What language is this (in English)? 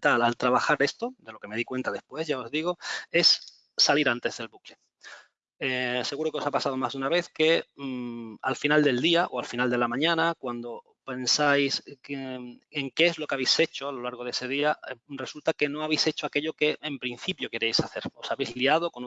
Spanish